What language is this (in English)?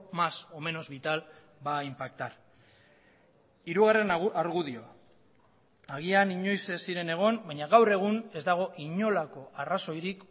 Basque